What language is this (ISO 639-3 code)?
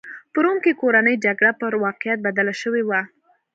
pus